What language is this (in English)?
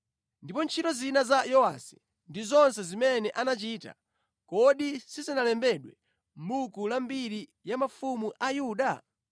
Nyanja